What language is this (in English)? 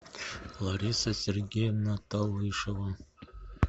Russian